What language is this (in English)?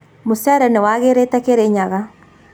Kikuyu